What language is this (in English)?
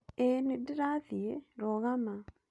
Kikuyu